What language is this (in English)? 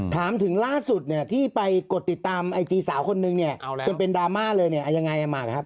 Thai